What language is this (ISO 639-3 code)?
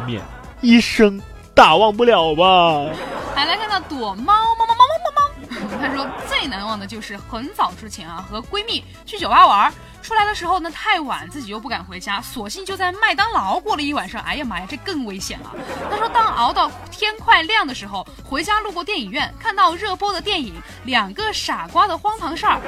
zho